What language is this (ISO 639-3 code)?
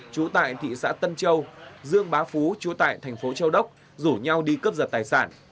vie